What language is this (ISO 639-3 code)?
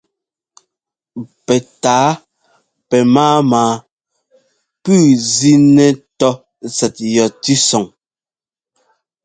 jgo